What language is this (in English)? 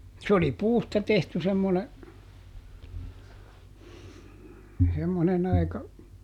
Finnish